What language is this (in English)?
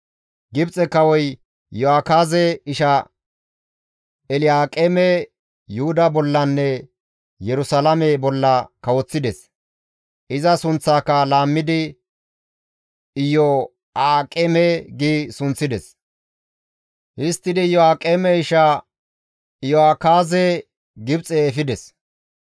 Gamo